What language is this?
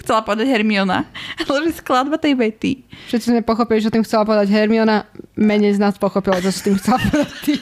Slovak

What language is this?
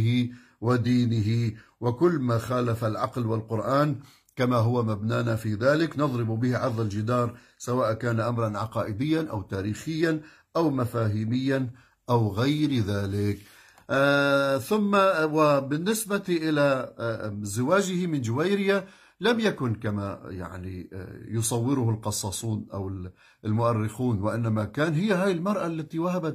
Arabic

